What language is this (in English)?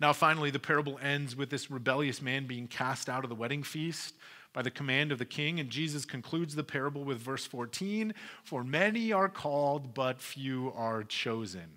English